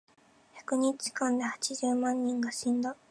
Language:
Japanese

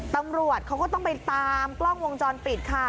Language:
Thai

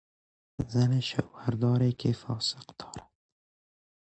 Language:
Persian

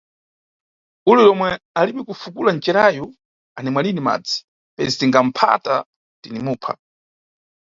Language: Nyungwe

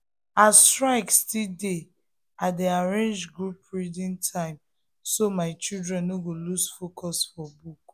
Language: Nigerian Pidgin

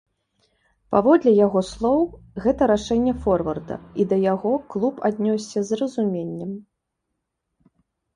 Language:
Belarusian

